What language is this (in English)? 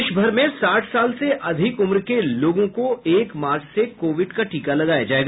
Hindi